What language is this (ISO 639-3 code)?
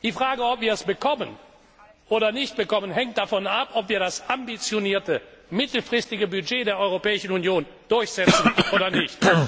deu